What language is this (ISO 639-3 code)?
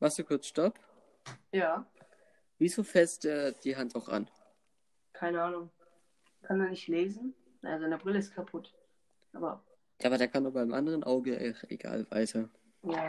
deu